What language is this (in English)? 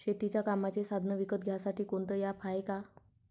Marathi